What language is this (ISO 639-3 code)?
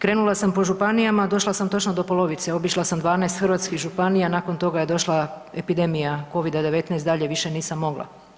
hrv